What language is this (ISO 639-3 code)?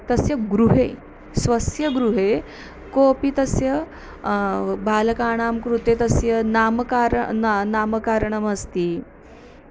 san